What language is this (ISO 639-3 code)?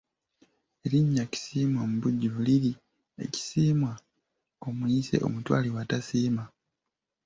lug